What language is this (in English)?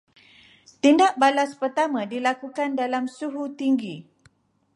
Malay